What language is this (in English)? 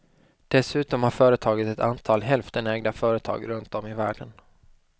Swedish